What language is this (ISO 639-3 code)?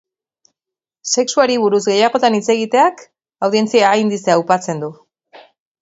eus